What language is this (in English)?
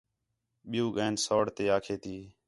Khetrani